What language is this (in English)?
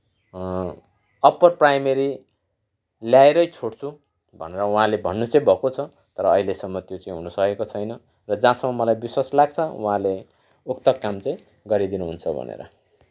Nepali